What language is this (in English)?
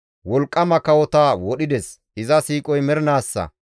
Gamo